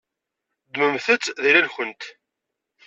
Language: Kabyle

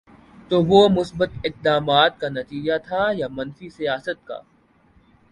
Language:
Urdu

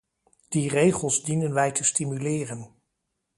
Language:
Dutch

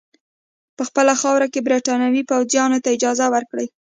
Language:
Pashto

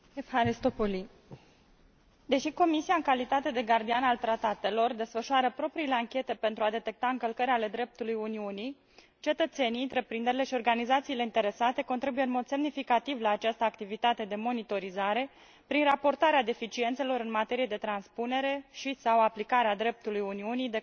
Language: Romanian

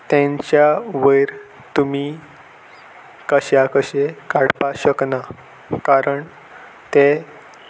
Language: Konkani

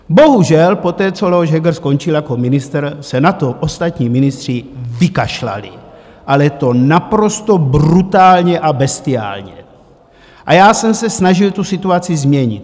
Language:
Czech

